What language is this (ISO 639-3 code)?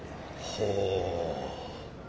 jpn